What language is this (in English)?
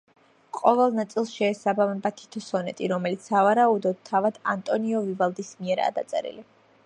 Georgian